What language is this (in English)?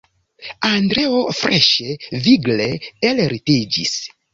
Esperanto